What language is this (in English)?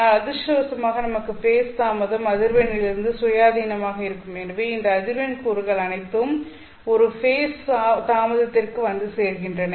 Tamil